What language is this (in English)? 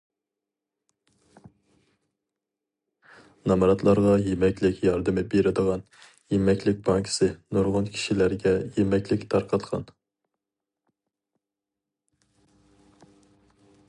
Uyghur